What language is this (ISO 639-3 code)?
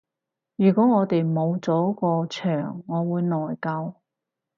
yue